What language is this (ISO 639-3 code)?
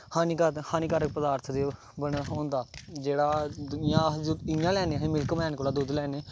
doi